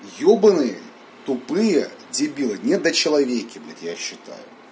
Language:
Russian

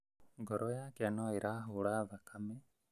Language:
Kikuyu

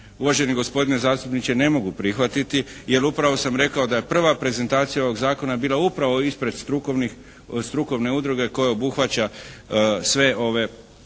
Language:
Croatian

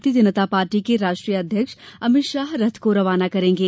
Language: Hindi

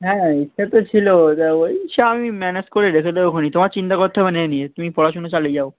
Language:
Bangla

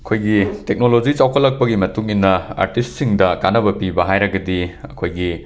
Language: Manipuri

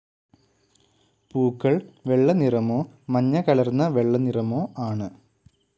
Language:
Malayalam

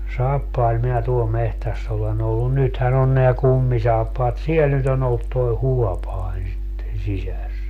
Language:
Finnish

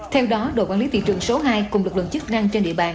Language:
Vietnamese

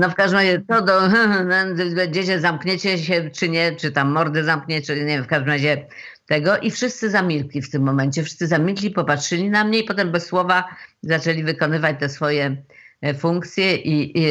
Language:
Polish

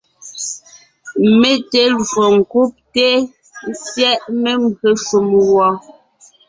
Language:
Ngiemboon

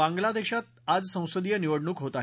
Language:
Marathi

